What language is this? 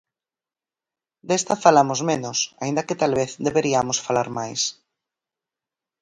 Galician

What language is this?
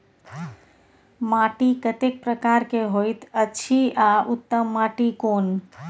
Maithili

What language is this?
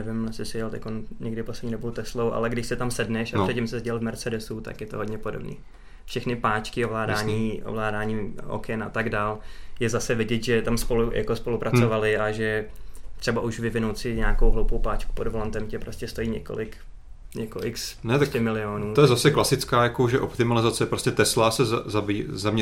Czech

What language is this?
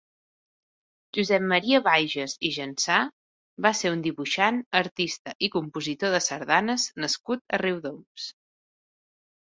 Catalan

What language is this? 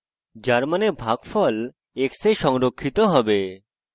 Bangla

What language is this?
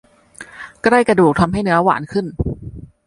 Thai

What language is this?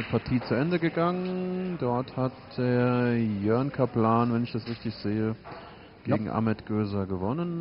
German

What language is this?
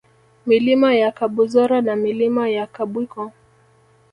Swahili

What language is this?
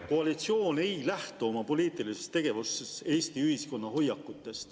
Estonian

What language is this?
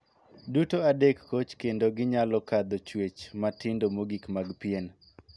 Luo (Kenya and Tanzania)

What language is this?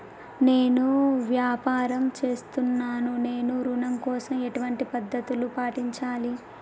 Telugu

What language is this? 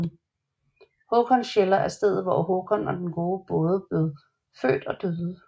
Danish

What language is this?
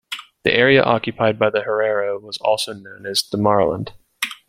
English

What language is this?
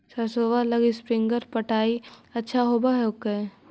Magahi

